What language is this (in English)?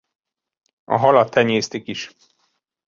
Hungarian